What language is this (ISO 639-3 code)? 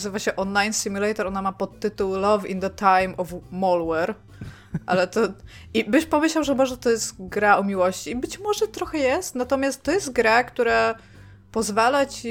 pol